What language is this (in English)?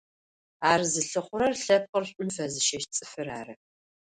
Adyghe